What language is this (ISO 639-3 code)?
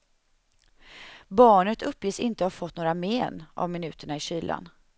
swe